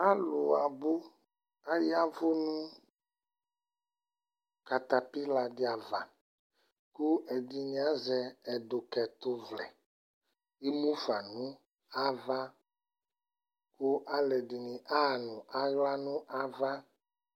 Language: Ikposo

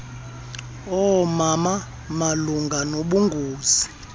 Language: Xhosa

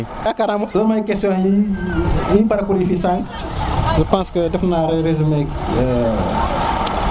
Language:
Serer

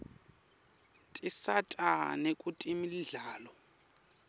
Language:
Swati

